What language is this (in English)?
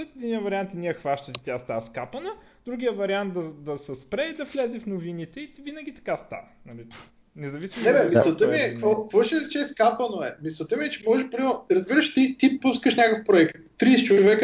Bulgarian